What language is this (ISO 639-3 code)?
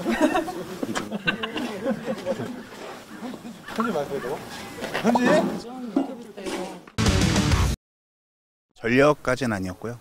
kor